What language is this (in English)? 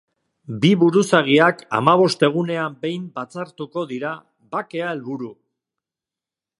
Basque